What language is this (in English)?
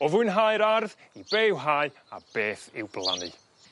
Welsh